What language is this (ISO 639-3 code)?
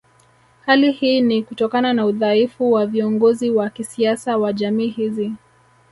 swa